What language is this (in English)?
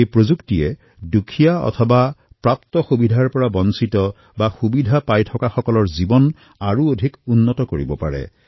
Assamese